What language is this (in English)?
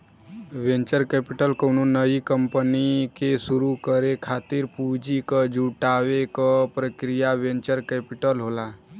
Bhojpuri